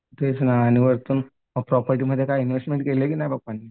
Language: Marathi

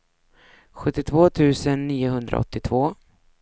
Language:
Swedish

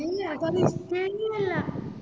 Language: Malayalam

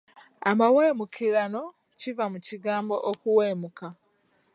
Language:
Ganda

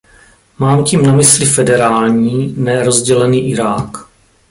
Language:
Czech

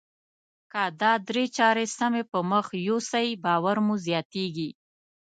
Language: Pashto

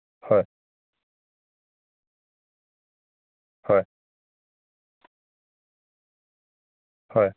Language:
Assamese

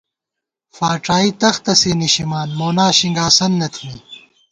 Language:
Gawar-Bati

